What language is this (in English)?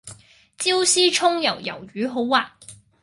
Cantonese